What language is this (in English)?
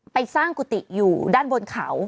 Thai